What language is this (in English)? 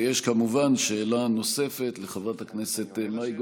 Hebrew